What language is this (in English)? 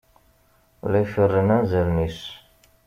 Kabyle